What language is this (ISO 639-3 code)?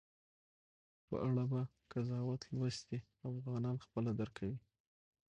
pus